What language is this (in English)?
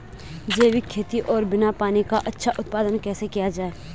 Hindi